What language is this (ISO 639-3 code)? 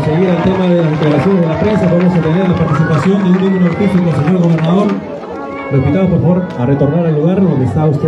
spa